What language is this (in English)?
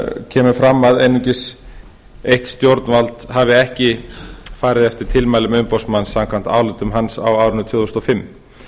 Icelandic